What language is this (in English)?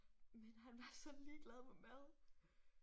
Danish